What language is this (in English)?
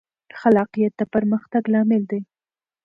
Pashto